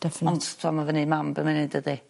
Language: Welsh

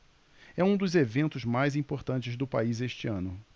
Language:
Portuguese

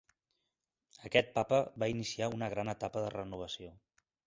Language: Catalan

